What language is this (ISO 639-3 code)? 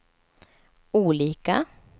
swe